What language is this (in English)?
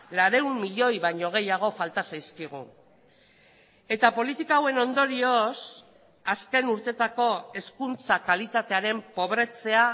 Basque